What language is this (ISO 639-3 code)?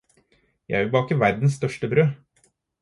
nob